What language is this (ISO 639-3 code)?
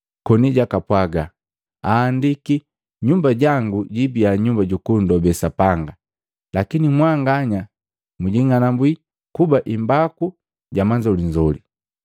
mgv